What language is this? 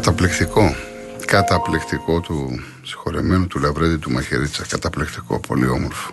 Greek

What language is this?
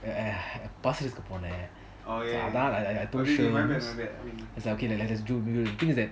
English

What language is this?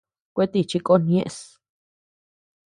Tepeuxila Cuicatec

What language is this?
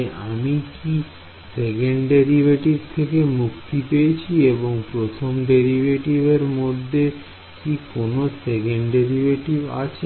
Bangla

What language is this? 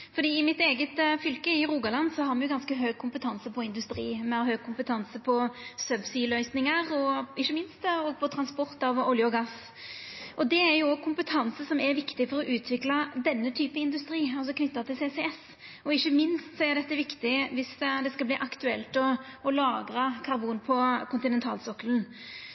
Norwegian Nynorsk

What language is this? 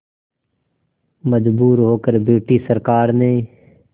Hindi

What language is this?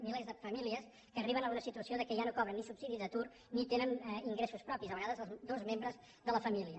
Catalan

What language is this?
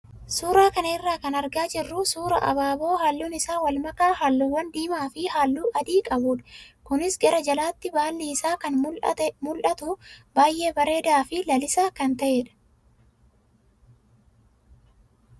Oromo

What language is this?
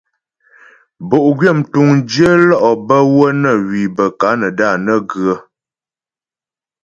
Ghomala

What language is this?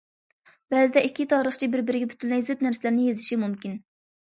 Uyghur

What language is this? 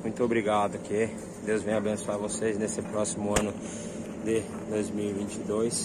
Portuguese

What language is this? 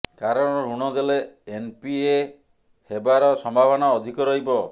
Odia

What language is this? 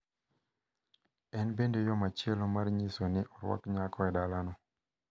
Luo (Kenya and Tanzania)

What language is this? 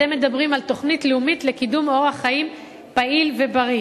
Hebrew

